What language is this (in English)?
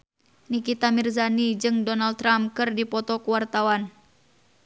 Sundanese